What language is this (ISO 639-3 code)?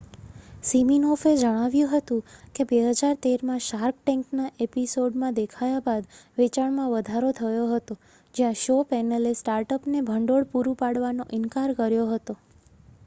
guj